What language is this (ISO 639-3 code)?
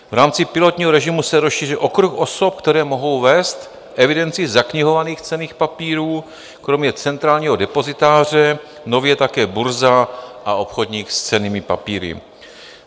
ces